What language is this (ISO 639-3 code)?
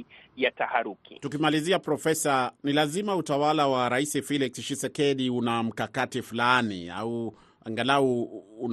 swa